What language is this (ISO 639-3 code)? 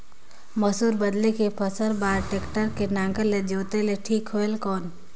hne